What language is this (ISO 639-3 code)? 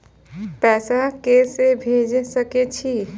mai